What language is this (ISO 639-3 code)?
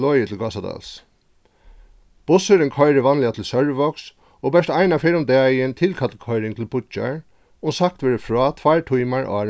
fao